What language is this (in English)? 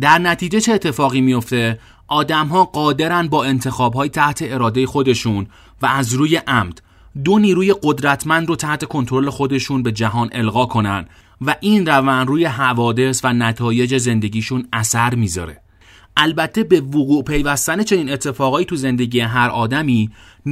Persian